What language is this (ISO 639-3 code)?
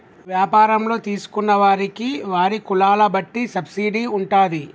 tel